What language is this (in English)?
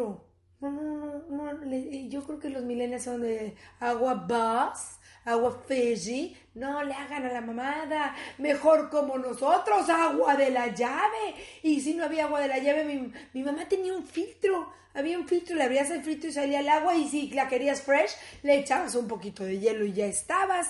Spanish